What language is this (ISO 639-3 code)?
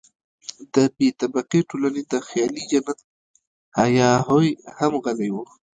pus